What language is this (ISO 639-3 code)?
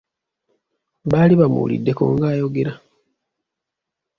lug